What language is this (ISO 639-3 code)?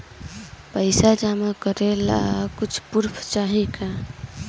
bho